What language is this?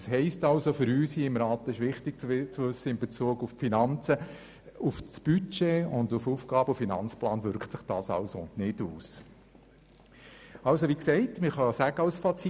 Swiss German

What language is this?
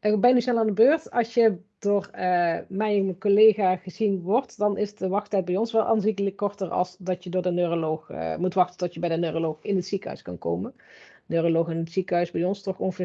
Dutch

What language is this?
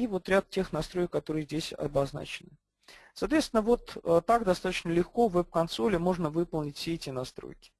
Russian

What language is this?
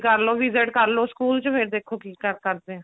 Punjabi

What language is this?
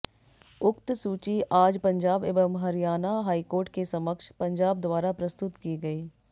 Hindi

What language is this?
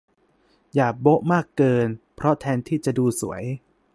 Thai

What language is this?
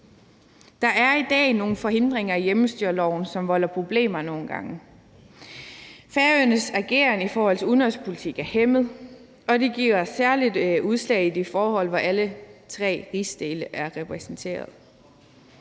Danish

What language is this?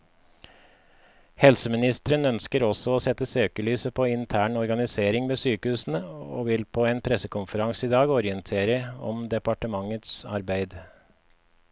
Norwegian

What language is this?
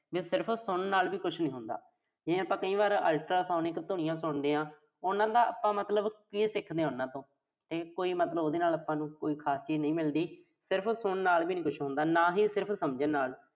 Punjabi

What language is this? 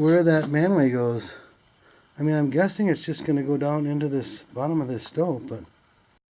English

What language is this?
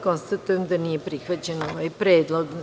Serbian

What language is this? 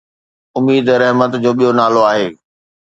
Sindhi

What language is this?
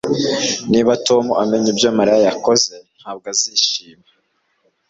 Kinyarwanda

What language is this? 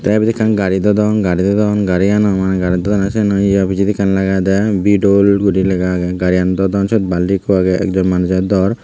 Chakma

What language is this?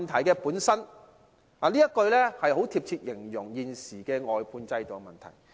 Cantonese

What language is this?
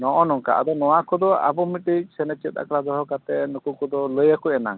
Santali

